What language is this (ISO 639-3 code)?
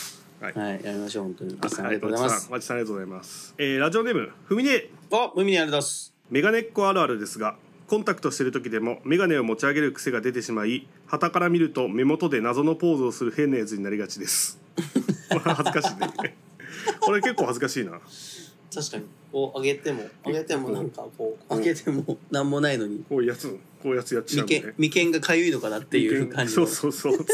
jpn